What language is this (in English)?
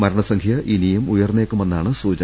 Malayalam